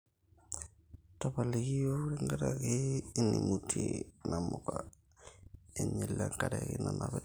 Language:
Masai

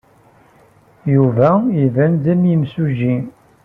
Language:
Kabyle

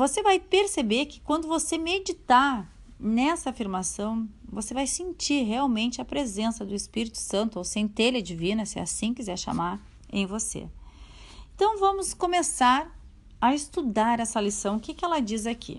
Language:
Portuguese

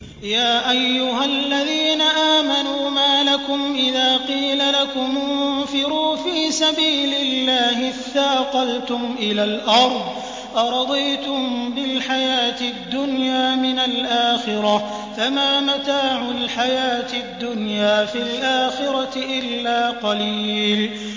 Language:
Arabic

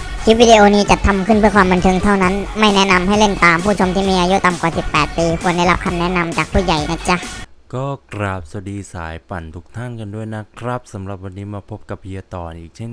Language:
Thai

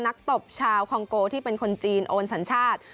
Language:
Thai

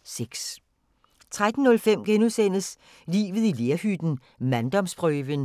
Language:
Danish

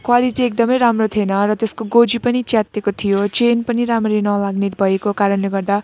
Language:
Nepali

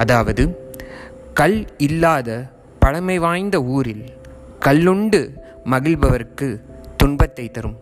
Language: Tamil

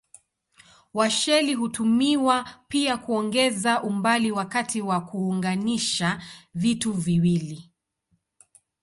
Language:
Swahili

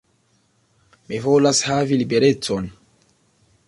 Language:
Esperanto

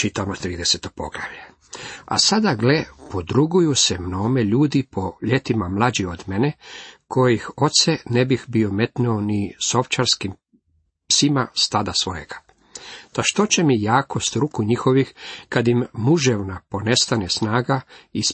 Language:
Croatian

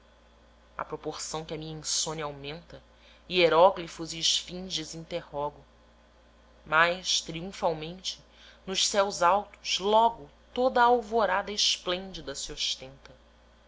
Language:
Portuguese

